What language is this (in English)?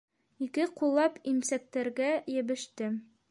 Bashkir